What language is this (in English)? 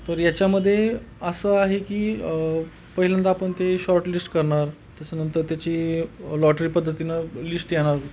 Marathi